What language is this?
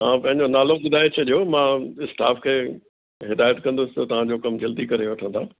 Sindhi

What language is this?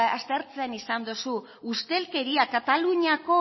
Basque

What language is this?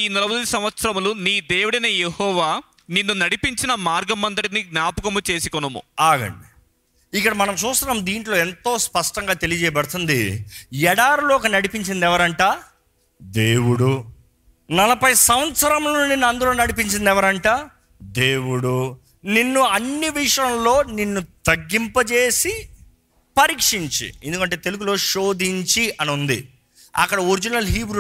Telugu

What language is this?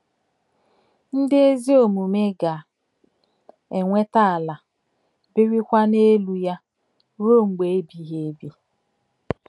Igbo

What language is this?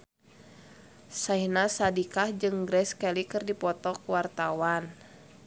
Sundanese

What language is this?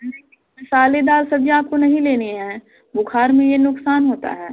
Hindi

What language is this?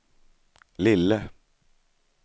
Swedish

